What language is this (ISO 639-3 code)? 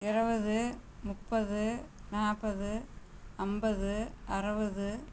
tam